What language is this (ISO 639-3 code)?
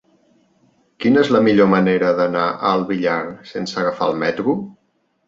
cat